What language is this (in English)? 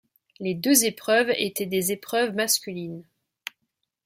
French